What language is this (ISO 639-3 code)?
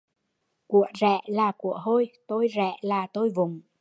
vie